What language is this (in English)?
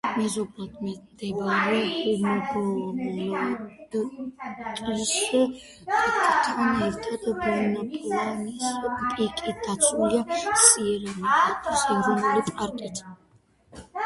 Georgian